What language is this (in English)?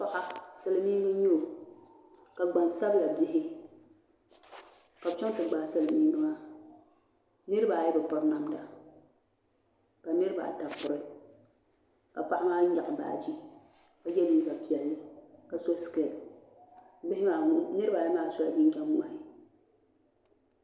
Dagbani